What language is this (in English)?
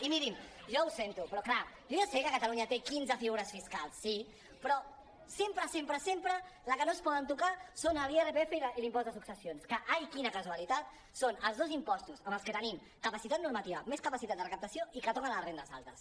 Catalan